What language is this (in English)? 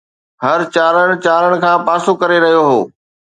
Sindhi